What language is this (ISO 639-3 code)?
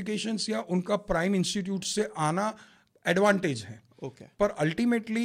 hin